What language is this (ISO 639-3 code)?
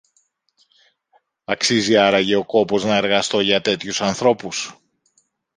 ell